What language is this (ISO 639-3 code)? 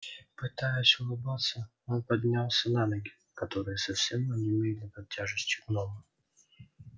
rus